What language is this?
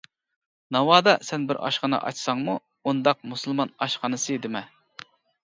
Uyghur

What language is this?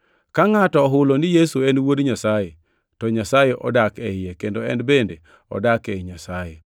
Luo (Kenya and Tanzania)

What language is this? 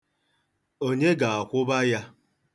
Igbo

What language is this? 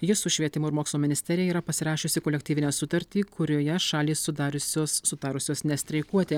Lithuanian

